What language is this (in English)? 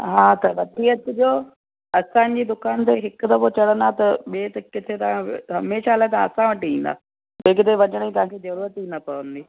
Sindhi